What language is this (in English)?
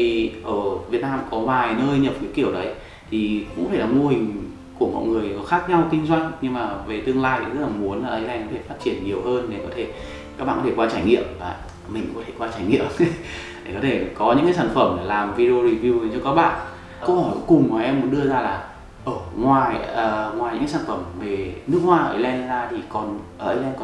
Vietnamese